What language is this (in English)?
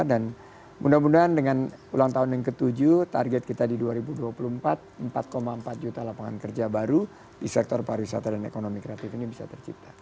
Indonesian